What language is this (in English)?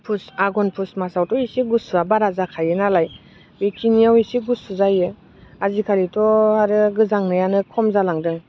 Bodo